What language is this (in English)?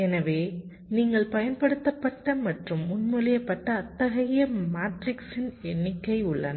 Tamil